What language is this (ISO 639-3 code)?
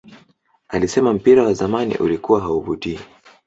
swa